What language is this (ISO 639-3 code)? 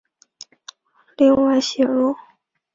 zho